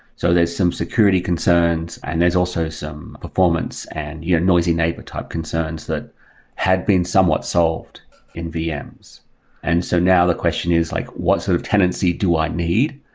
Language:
English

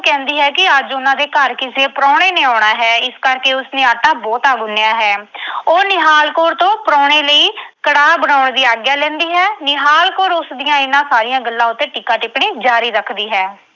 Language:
Punjabi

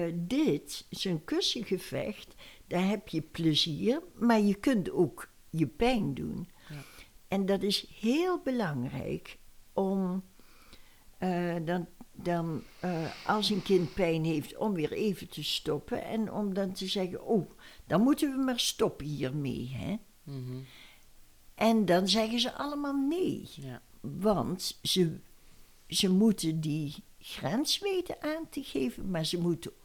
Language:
Dutch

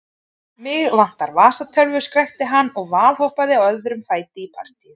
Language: Icelandic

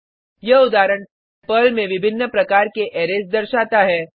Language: Hindi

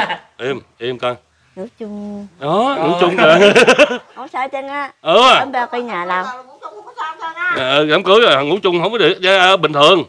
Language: Vietnamese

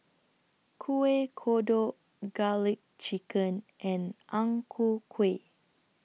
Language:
English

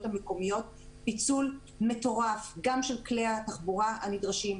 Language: Hebrew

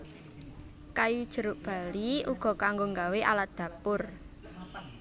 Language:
Javanese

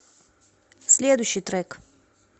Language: Russian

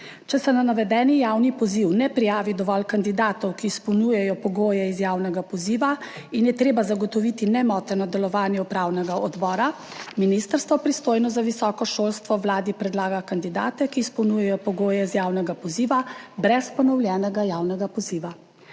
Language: Slovenian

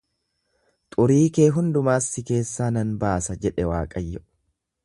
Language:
Oromo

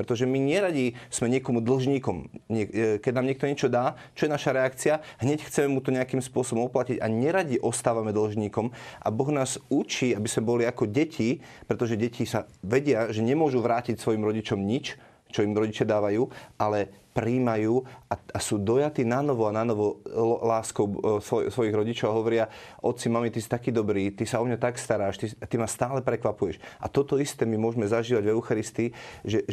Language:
Slovak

